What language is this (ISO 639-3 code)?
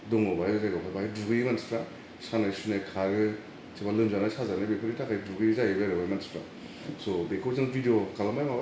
brx